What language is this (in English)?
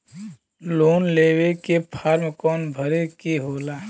Bhojpuri